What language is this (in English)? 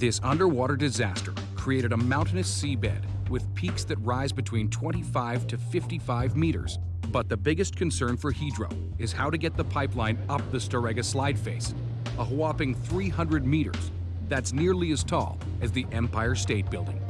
English